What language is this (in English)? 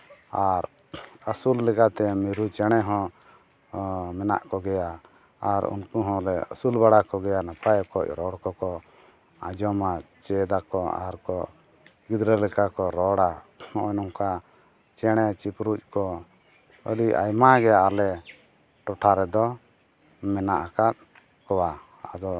Santali